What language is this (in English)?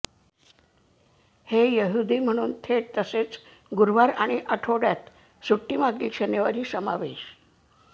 Marathi